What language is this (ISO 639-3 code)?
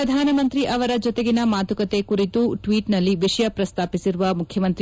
kan